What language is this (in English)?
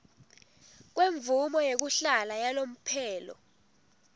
Swati